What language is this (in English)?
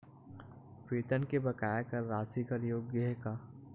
Chhattisgarhi